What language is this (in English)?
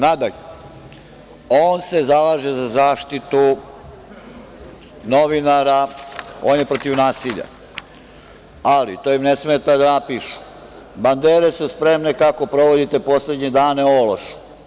Serbian